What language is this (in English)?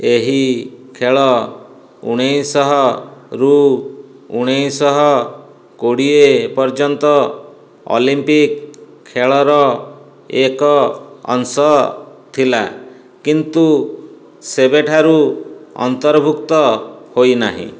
Odia